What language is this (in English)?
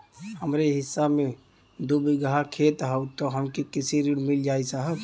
Bhojpuri